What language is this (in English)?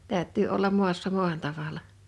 Finnish